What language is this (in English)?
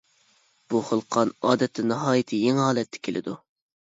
Uyghur